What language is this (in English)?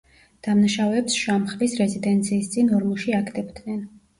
Georgian